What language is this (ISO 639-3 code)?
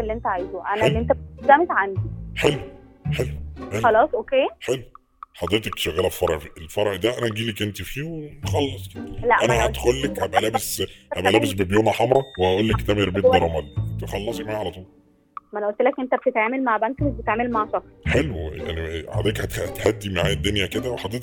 ara